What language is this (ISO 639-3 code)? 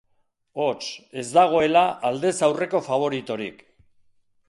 eus